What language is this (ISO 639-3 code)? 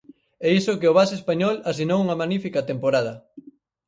glg